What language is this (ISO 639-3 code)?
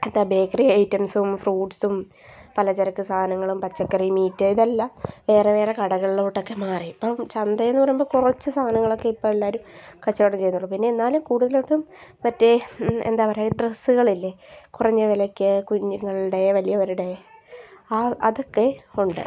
mal